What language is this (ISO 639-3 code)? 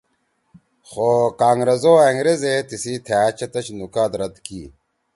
trw